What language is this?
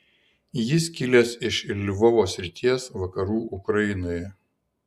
Lithuanian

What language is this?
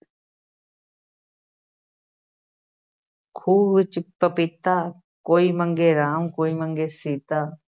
Punjabi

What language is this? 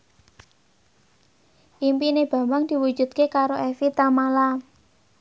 Javanese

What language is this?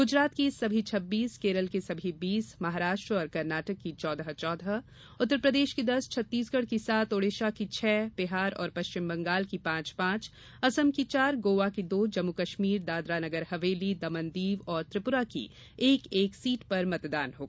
Hindi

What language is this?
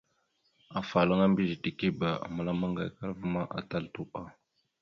Mada (Cameroon)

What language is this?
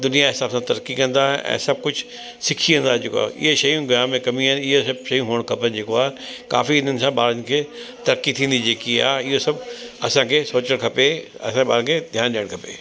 Sindhi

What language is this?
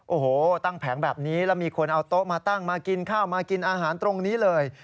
Thai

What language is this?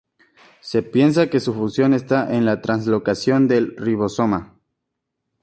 Spanish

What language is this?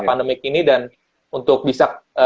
Indonesian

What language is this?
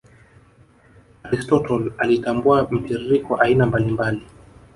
Swahili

